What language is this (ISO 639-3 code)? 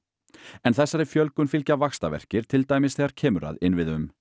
isl